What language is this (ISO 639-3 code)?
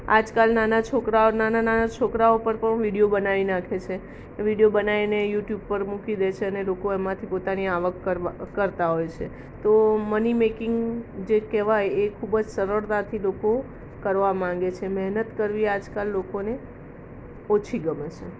guj